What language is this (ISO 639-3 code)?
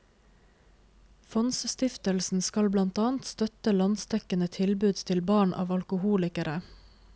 nor